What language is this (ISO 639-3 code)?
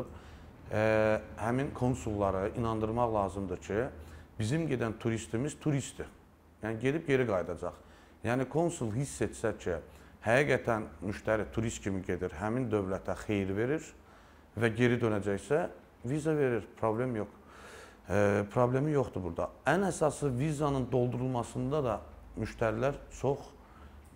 tur